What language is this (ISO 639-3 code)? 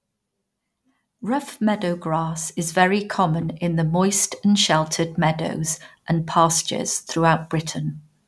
eng